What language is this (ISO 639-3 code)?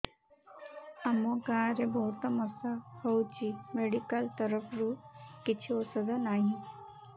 ori